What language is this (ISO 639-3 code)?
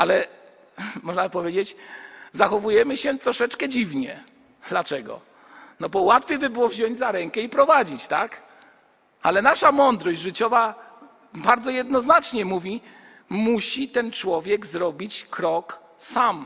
pol